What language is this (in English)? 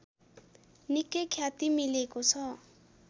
Nepali